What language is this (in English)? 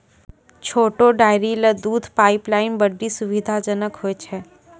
Maithili